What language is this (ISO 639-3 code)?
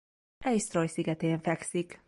hun